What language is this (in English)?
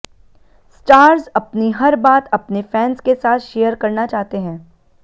Hindi